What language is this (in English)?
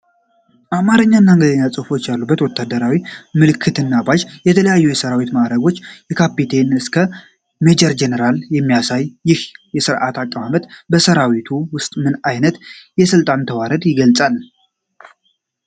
Amharic